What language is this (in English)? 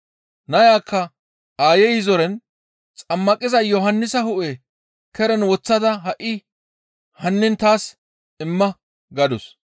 Gamo